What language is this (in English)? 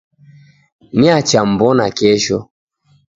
Taita